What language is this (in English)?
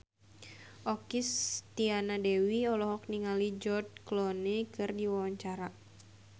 Sundanese